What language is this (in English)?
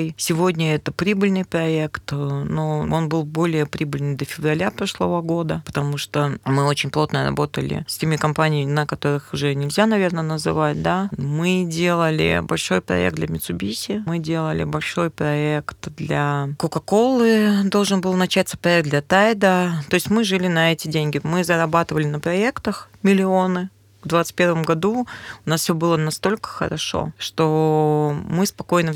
Russian